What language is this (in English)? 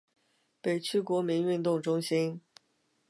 Chinese